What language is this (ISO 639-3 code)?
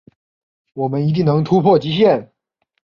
zho